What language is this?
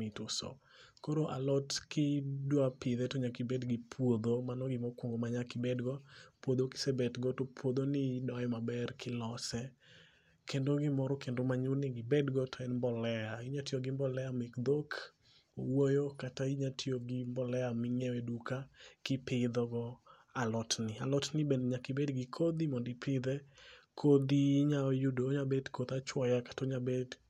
Luo (Kenya and Tanzania)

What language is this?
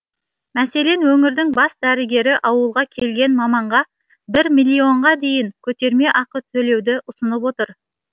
Kazakh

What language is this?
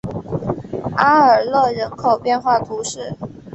Chinese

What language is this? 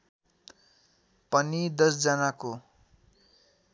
Nepali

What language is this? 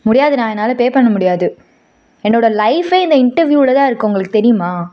Tamil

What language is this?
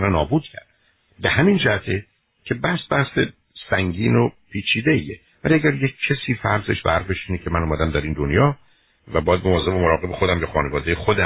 Persian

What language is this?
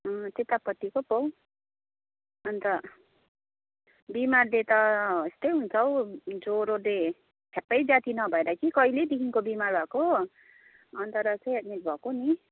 Nepali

